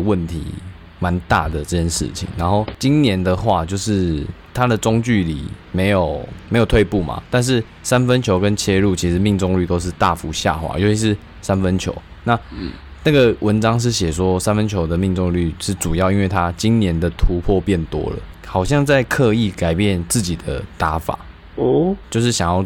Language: Chinese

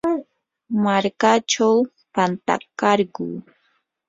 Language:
Yanahuanca Pasco Quechua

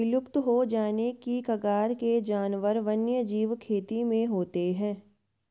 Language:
Hindi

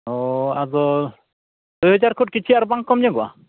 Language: Santali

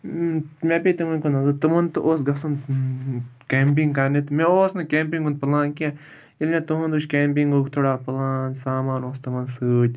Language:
Kashmiri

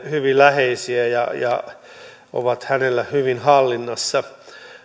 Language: Finnish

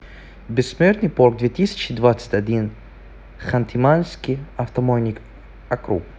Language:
Russian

